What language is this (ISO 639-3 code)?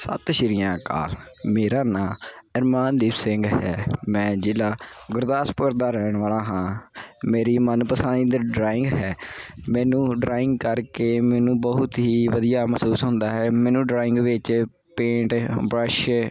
pan